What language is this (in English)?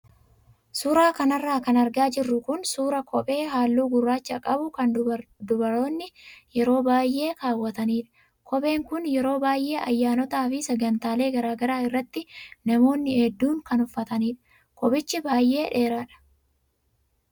Oromo